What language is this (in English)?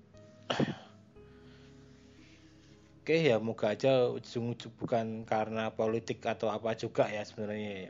Indonesian